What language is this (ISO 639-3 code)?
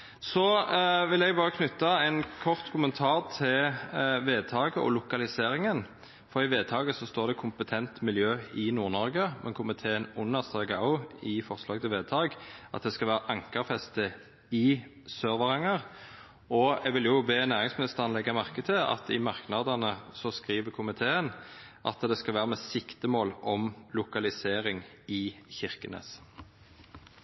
nno